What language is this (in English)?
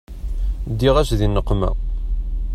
Kabyle